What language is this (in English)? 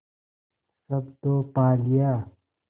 Hindi